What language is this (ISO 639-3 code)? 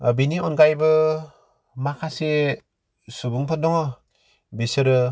brx